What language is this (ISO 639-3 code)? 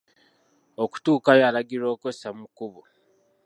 lug